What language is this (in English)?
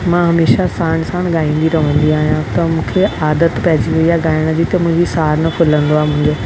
Sindhi